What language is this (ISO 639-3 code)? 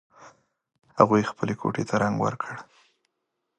pus